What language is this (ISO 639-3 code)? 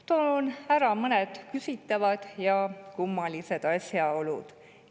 est